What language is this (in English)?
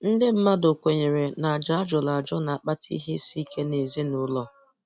Igbo